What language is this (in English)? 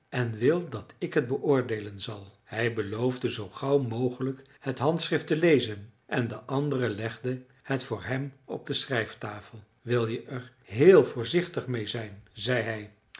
Dutch